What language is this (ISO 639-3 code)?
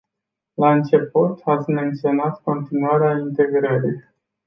ron